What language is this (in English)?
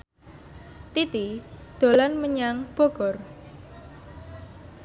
Javanese